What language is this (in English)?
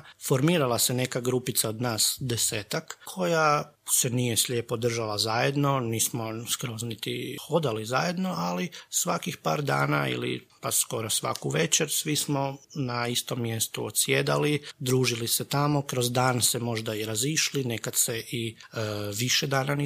Croatian